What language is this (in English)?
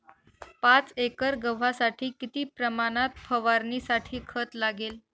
Marathi